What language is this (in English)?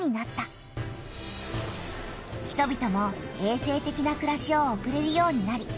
Japanese